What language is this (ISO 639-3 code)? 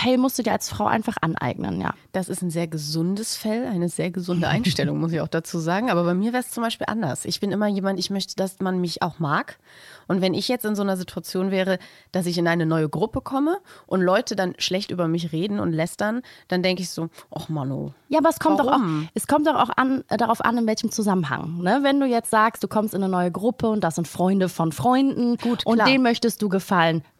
deu